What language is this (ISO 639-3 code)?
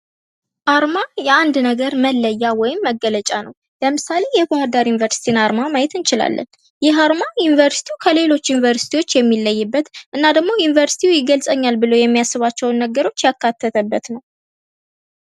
amh